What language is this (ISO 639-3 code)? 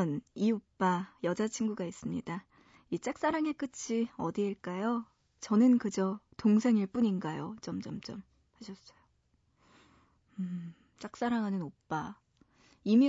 kor